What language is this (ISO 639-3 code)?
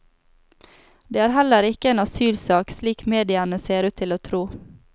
nor